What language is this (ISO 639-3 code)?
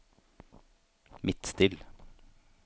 nor